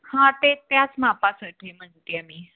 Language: Marathi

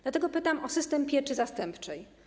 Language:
Polish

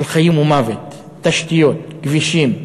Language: Hebrew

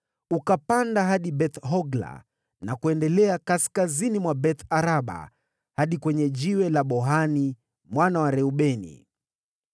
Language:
Swahili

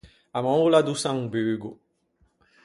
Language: Ligurian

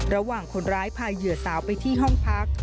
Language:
Thai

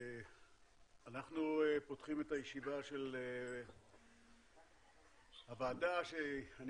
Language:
Hebrew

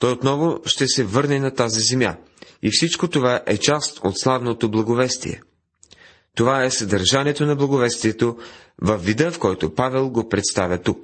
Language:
Bulgarian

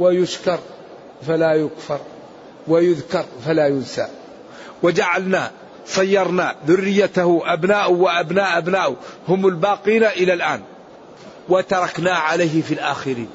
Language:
Arabic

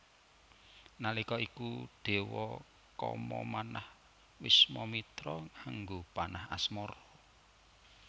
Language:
Javanese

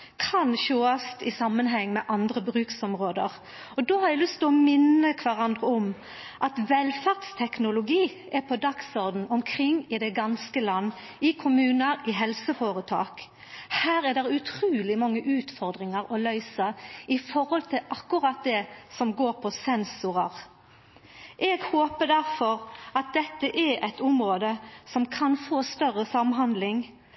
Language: Norwegian Nynorsk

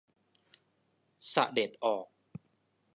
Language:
Thai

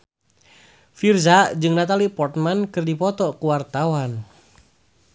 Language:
Sundanese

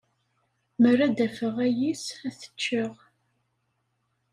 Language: Kabyle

